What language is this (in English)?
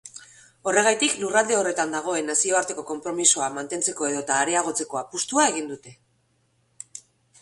Basque